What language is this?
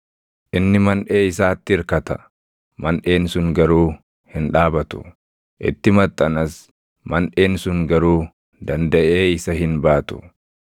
Oromo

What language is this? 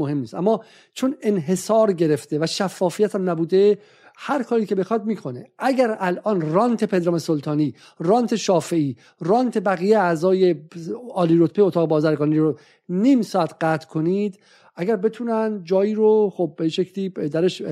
Persian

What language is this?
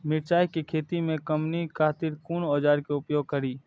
Maithili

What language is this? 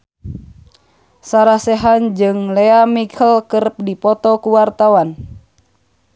Sundanese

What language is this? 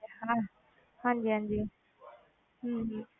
Punjabi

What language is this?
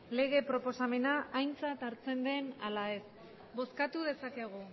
Basque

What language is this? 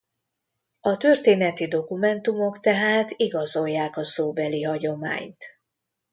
Hungarian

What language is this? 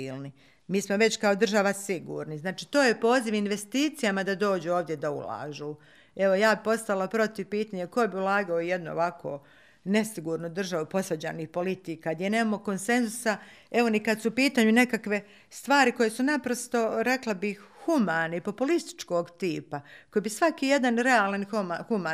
Croatian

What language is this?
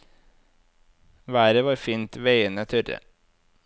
Norwegian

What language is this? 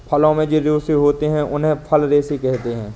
Hindi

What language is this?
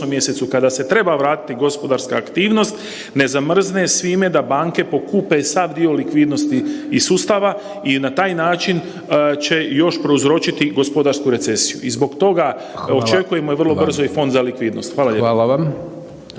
Croatian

